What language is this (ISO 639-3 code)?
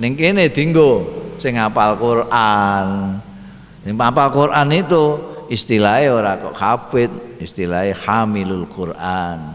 ind